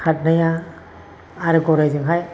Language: Bodo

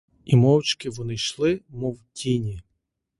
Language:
Ukrainian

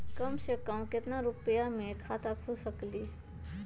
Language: Magahi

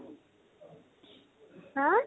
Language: Assamese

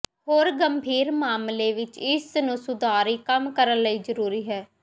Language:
Punjabi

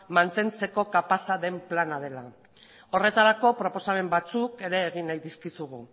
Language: Basque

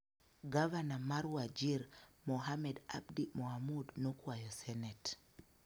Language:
Luo (Kenya and Tanzania)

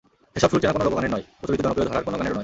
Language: Bangla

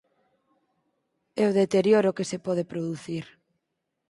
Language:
Galician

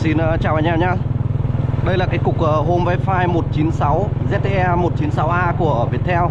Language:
Vietnamese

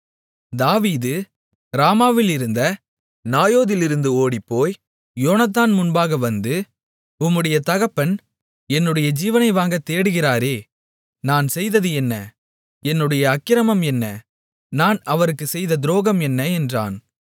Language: Tamil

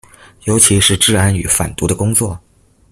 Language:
Chinese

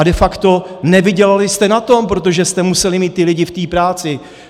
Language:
Czech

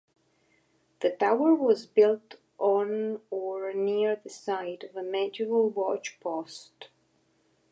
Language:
English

